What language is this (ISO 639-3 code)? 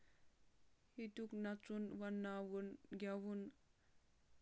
kas